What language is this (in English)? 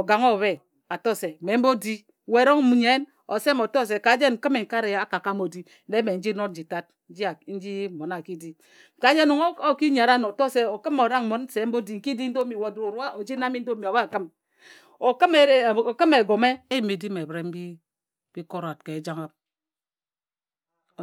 Ejagham